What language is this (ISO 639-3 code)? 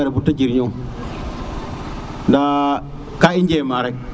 srr